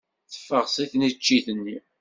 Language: Kabyle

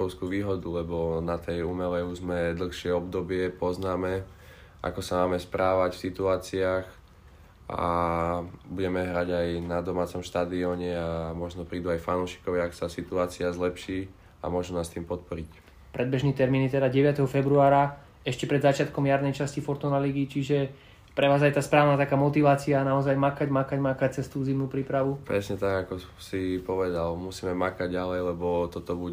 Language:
Slovak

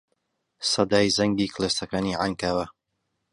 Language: Central Kurdish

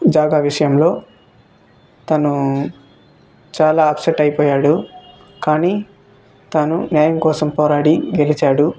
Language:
Telugu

